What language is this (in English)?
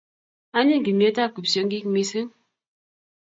Kalenjin